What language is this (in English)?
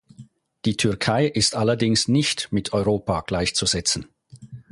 German